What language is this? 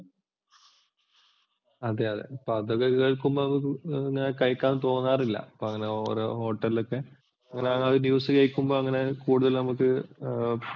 Malayalam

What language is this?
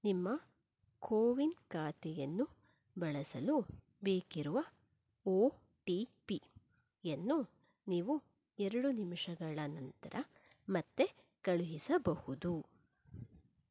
Kannada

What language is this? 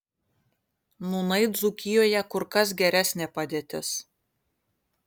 Lithuanian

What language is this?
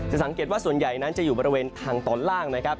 Thai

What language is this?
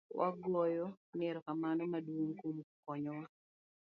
Luo (Kenya and Tanzania)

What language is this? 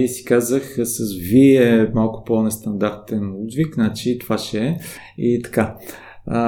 Bulgarian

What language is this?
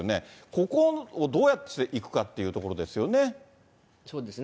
Japanese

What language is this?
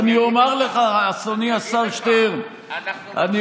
Hebrew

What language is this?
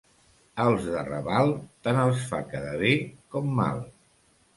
Catalan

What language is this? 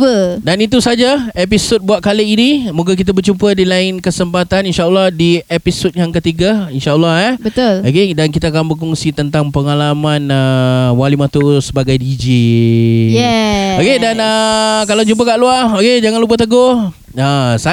Malay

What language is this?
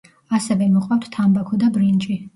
Georgian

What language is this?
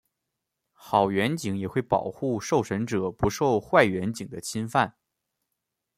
Chinese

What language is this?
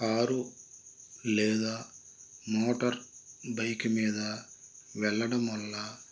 Telugu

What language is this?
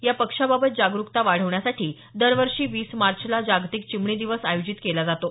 Marathi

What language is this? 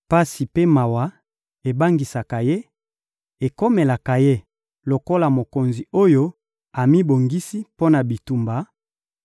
Lingala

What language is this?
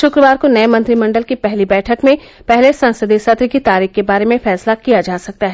Hindi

